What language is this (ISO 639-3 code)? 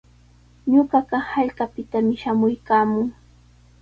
qws